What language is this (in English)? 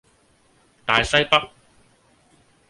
Cantonese